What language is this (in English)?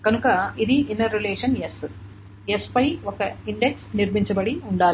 Telugu